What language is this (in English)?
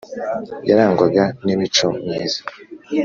Kinyarwanda